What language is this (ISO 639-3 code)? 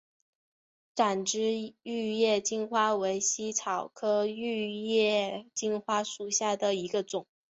zho